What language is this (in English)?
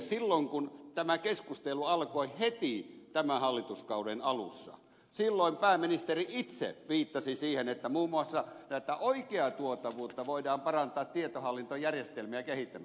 Finnish